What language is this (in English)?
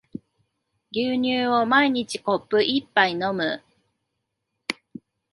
Japanese